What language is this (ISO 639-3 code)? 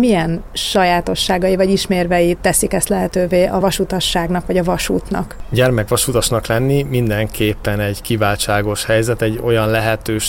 hun